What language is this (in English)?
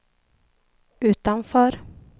Swedish